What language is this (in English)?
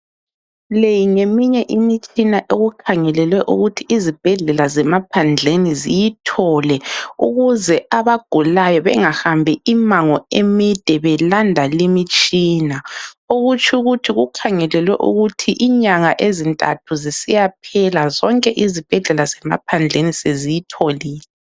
North Ndebele